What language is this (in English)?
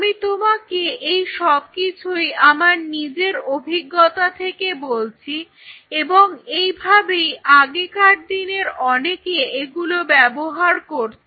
Bangla